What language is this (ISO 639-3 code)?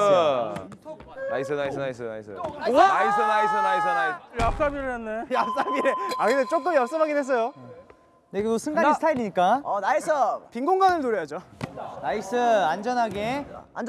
kor